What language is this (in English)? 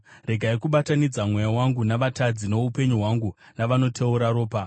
Shona